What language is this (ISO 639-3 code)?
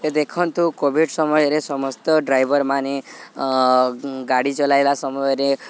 ori